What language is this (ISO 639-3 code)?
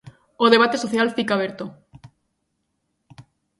glg